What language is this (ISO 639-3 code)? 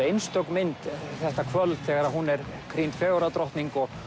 isl